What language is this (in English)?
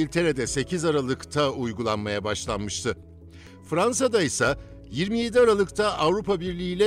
Turkish